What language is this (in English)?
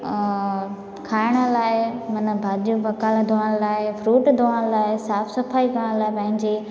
Sindhi